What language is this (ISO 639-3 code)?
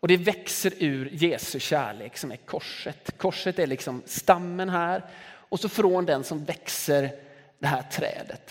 swe